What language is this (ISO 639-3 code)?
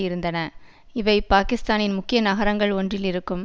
tam